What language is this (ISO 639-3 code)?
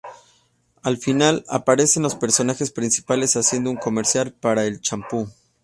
spa